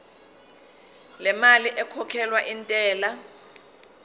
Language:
Zulu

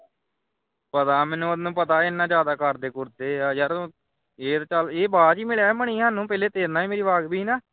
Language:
Punjabi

